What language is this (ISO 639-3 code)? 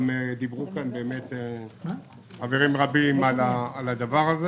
heb